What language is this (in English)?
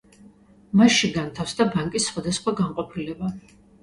Georgian